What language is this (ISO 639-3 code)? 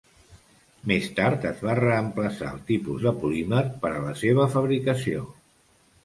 cat